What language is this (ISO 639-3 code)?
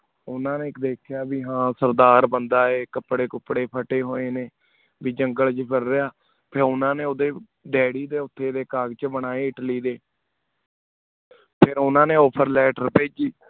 pan